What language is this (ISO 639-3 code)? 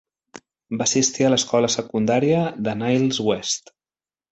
cat